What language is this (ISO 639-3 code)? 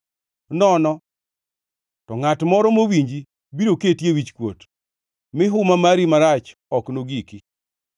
luo